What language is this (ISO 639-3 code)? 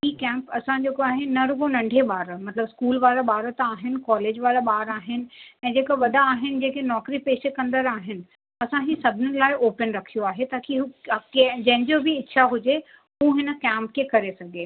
snd